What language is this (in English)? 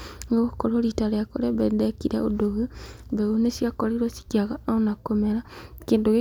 Kikuyu